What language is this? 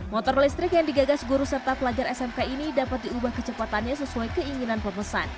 Indonesian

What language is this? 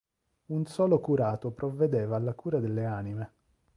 Italian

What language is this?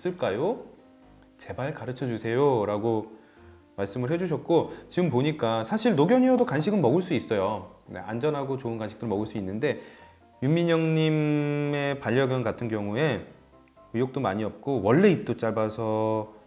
Korean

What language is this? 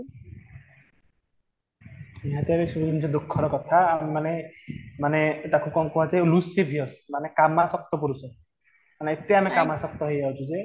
Odia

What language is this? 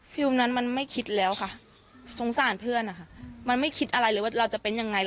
Thai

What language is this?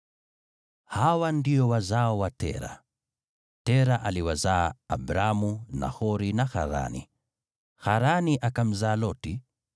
Swahili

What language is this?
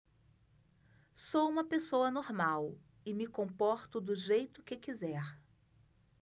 Portuguese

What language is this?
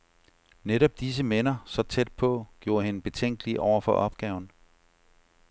Danish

